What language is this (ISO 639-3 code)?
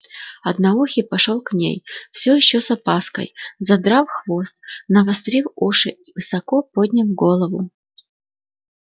rus